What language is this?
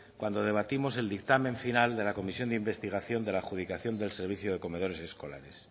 Spanish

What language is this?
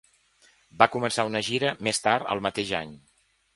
Catalan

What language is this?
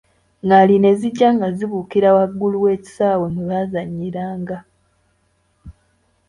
Ganda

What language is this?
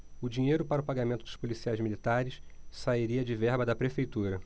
Portuguese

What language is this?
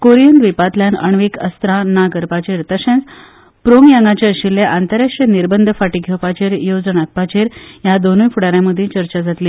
Konkani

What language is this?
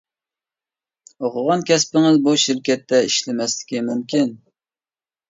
Uyghur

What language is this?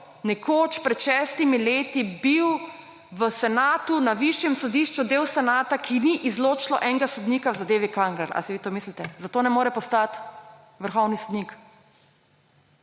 Slovenian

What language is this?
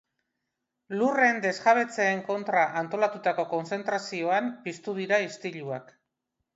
Basque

